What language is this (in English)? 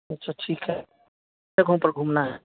Hindi